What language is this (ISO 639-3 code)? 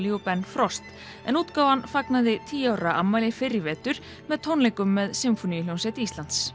isl